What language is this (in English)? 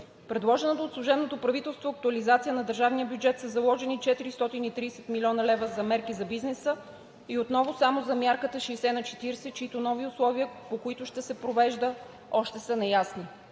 Bulgarian